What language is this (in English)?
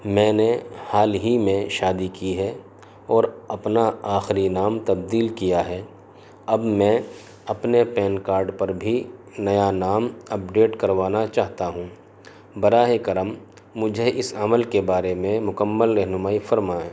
Urdu